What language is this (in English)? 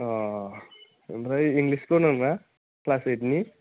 Bodo